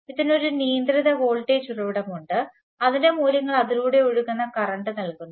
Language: Malayalam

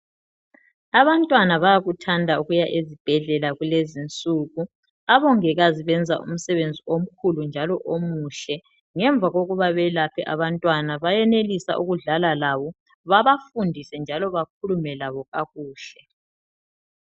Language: North Ndebele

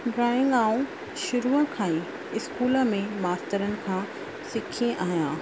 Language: Sindhi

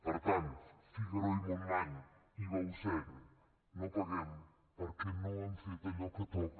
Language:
Catalan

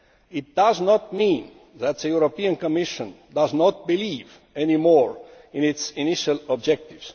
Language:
English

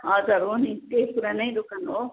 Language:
Nepali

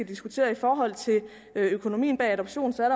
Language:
Danish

